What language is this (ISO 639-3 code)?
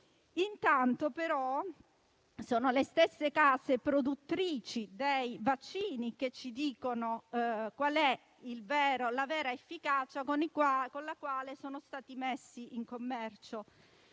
ita